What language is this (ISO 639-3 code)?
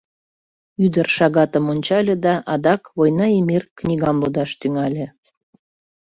chm